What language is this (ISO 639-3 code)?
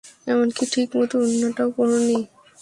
ben